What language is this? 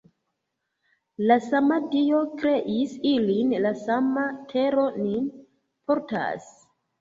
Esperanto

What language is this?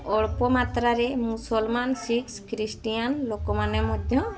Odia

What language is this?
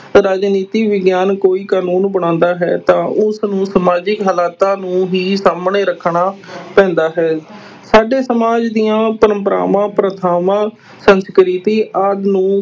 Punjabi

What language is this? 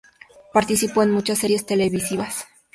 Spanish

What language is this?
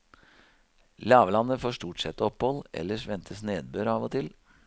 Norwegian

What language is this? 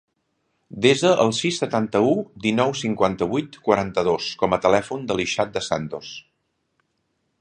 Catalan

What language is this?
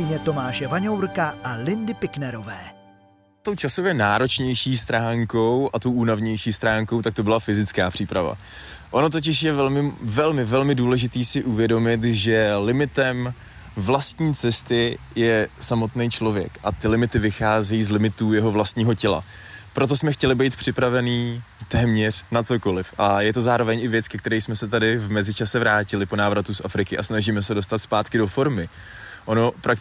Czech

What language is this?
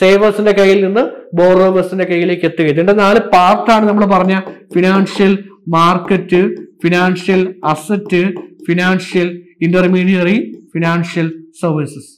Malayalam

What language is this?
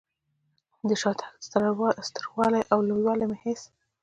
Pashto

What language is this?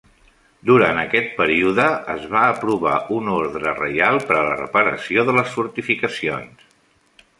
Catalan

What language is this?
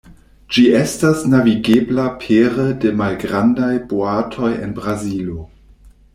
Esperanto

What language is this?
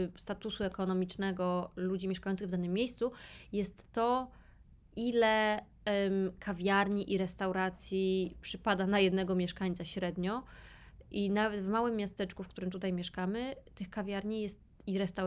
Polish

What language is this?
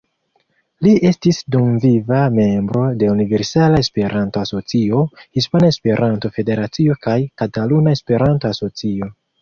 Esperanto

